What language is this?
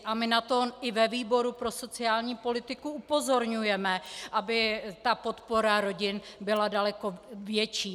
Czech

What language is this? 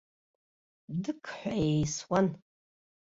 Abkhazian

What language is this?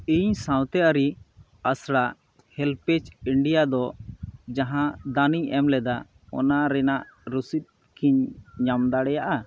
Santali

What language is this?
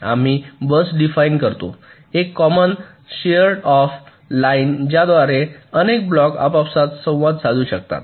Marathi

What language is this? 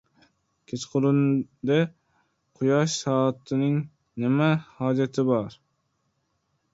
Uzbek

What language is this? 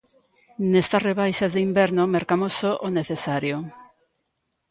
Galician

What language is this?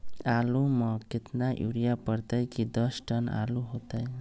Magahi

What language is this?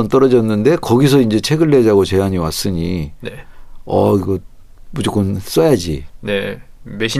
Korean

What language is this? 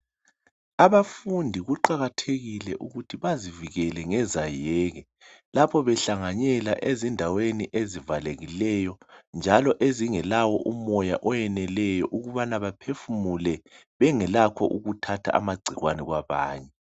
North Ndebele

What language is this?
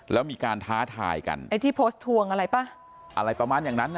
Thai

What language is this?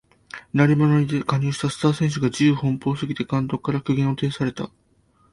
Japanese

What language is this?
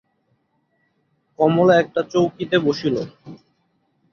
Bangla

